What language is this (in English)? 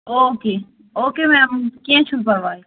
Kashmiri